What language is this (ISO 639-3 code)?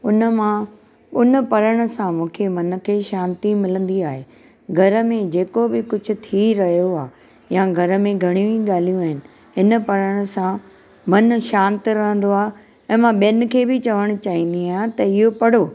snd